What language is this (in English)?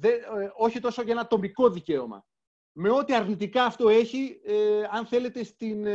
Greek